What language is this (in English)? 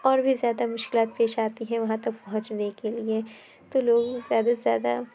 Urdu